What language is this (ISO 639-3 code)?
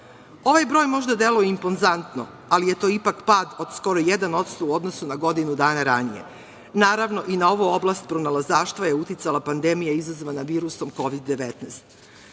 srp